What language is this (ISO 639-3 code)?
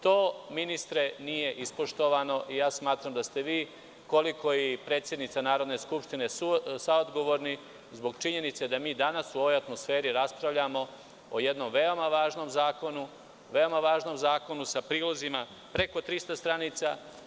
srp